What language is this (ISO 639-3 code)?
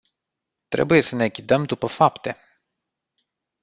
ron